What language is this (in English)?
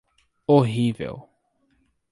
Portuguese